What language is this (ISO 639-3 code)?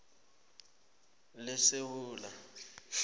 nbl